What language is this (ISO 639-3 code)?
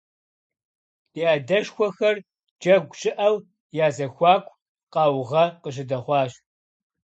kbd